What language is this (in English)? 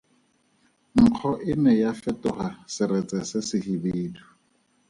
Tswana